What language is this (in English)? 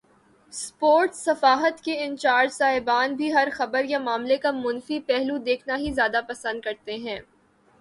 Urdu